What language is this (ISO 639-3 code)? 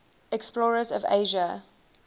eng